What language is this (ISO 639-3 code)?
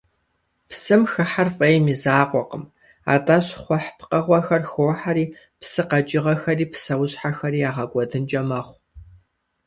kbd